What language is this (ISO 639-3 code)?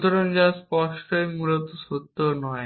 ben